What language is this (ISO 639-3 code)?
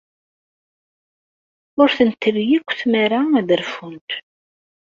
kab